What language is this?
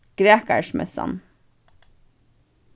Faroese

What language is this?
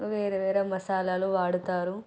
Telugu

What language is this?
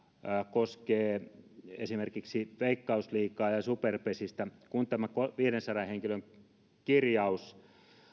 Finnish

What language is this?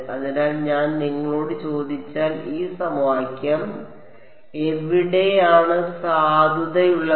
Malayalam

